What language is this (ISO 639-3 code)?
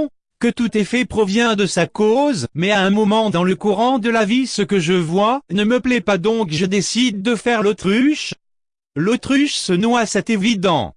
fra